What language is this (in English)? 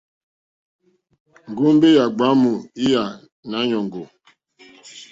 Mokpwe